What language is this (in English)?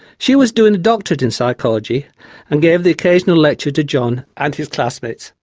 English